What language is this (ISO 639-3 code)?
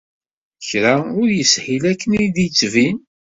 kab